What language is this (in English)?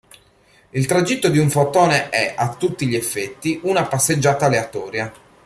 Italian